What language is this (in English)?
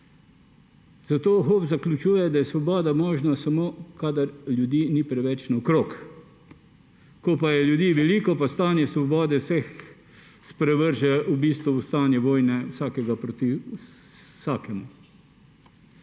Slovenian